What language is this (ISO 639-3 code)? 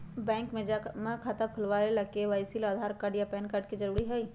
mag